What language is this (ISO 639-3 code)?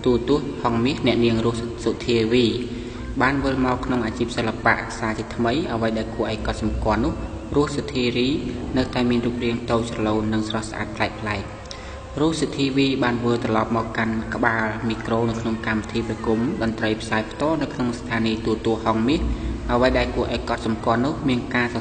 tha